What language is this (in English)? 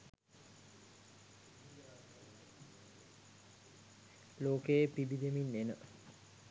Sinhala